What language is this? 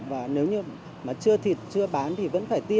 Vietnamese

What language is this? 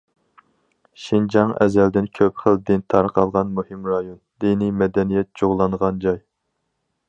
Uyghur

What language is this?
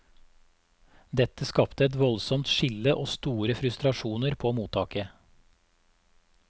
Norwegian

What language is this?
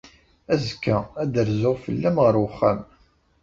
Kabyle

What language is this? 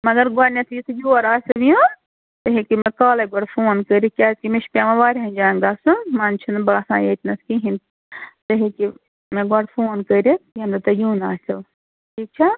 Kashmiri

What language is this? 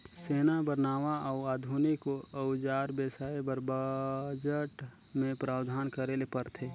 Chhattisgarhi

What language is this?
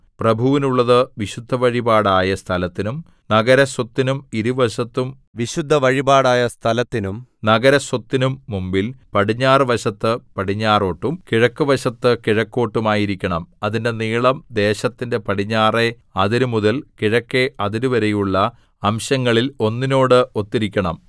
Malayalam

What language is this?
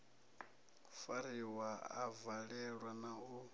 Venda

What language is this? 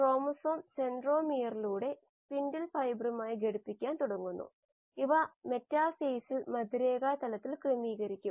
Malayalam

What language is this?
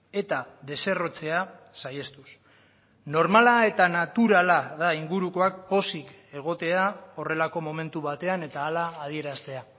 Basque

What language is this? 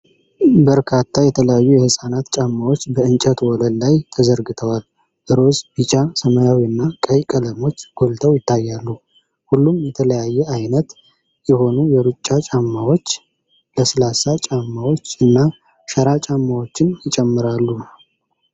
Amharic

